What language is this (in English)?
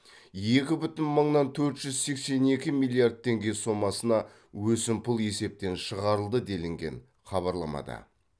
Kazakh